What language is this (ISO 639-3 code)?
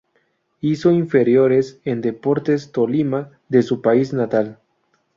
spa